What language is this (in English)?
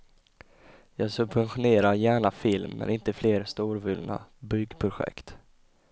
Swedish